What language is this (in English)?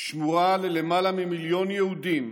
Hebrew